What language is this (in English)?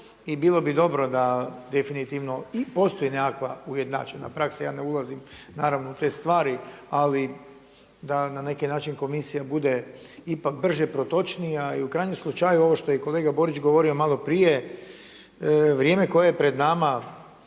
Croatian